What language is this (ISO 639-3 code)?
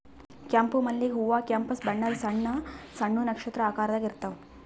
kan